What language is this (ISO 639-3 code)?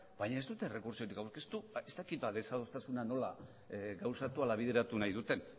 eus